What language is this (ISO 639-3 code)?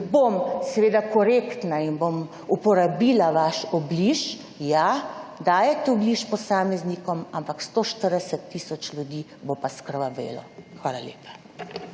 slv